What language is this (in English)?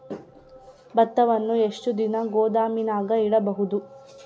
Kannada